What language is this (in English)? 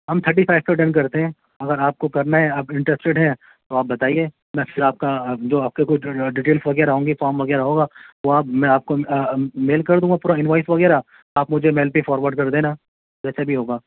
Urdu